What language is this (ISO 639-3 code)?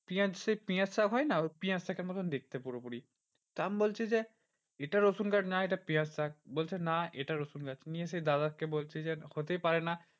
ben